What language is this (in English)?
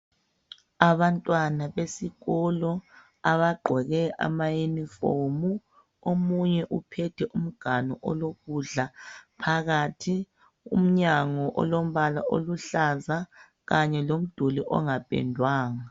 North Ndebele